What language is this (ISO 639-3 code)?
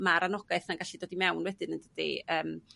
cym